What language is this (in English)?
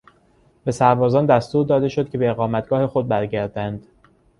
Persian